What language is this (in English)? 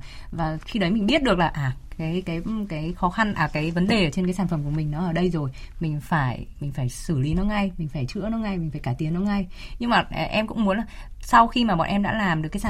Vietnamese